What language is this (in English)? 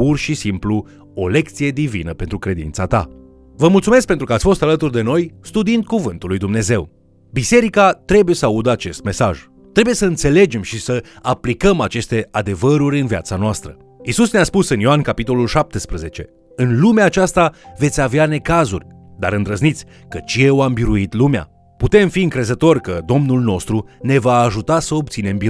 Romanian